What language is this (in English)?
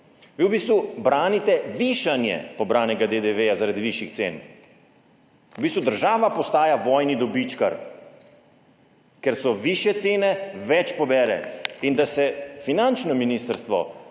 Slovenian